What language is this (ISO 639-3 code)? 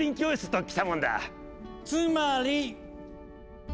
jpn